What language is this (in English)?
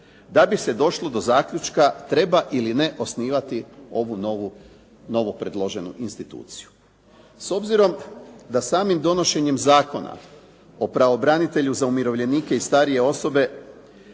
Croatian